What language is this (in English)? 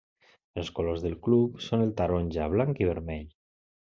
Catalan